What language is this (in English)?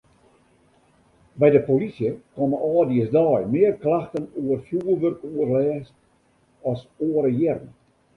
Western Frisian